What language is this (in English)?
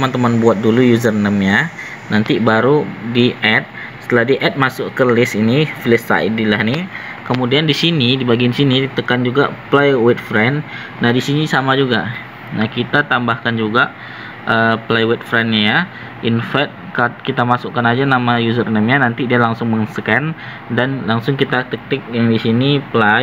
Indonesian